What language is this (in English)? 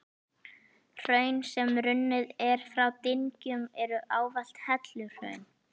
Icelandic